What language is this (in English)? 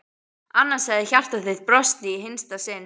Icelandic